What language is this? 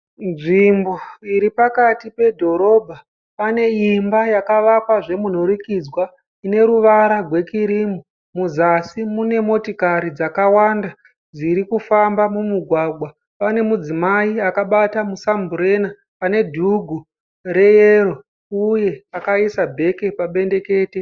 Shona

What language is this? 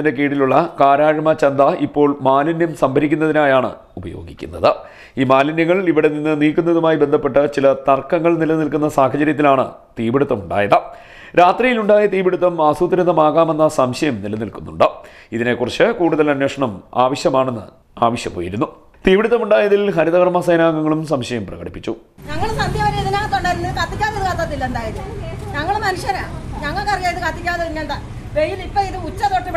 Malayalam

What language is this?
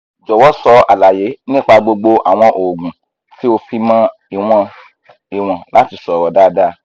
Yoruba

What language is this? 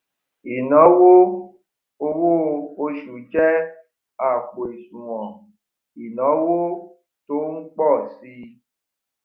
Yoruba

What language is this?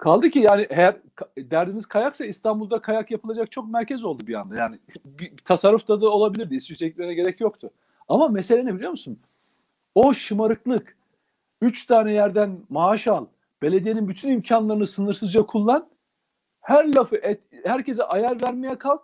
Turkish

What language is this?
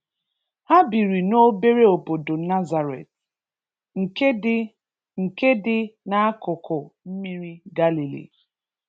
Igbo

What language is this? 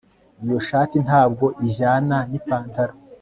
Kinyarwanda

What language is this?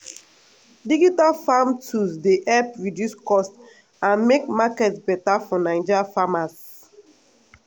Nigerian Pidgin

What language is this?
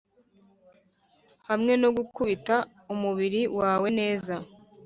Kinyarwanda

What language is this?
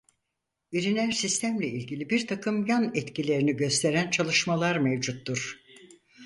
Turkish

